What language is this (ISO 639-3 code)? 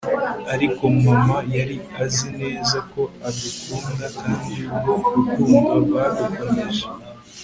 kin